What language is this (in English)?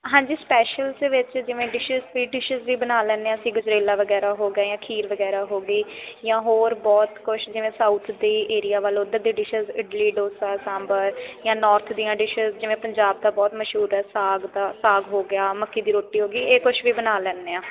Punjabi